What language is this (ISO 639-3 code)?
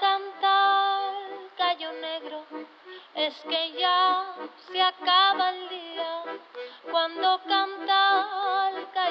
tur